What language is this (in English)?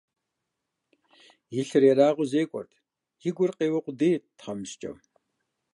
Kabardian